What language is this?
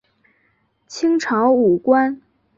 Chinese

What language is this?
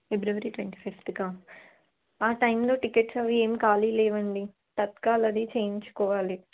Telugu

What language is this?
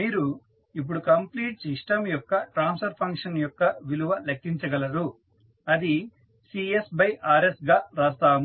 Telugu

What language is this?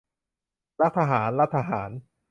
Thai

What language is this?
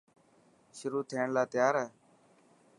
Dhatki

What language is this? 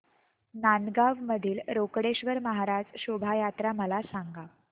Marathi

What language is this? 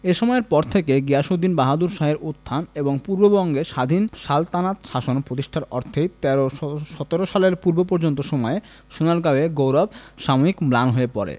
Bangla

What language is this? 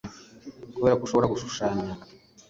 Kinyarwanda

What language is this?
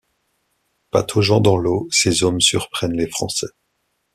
French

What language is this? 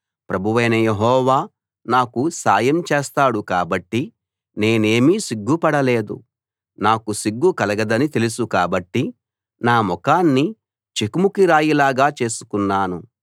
Telugu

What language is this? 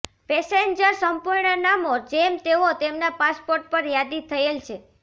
Gujarati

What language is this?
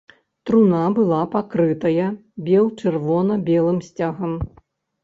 Belarusian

